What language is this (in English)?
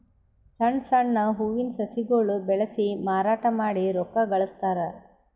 Kannada